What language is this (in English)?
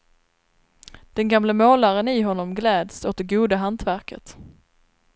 Swedish